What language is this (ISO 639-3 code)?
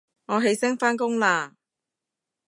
yue